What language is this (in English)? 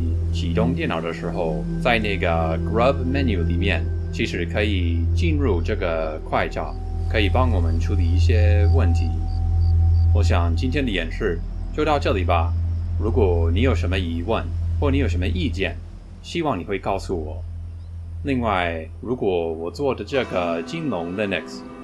Chinese